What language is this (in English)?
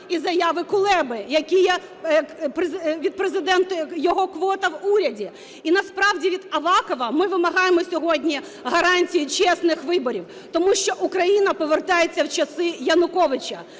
Ukrainian